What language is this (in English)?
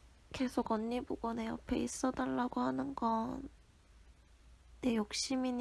Korean